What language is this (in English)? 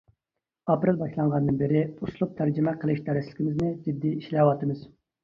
Uyghur